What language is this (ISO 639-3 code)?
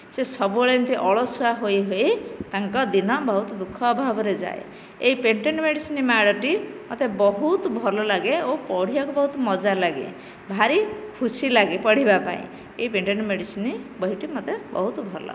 ori